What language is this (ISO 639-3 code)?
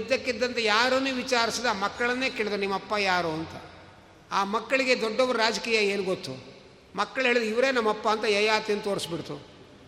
kan